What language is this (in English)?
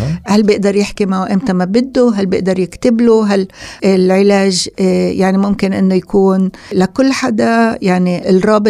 Arabic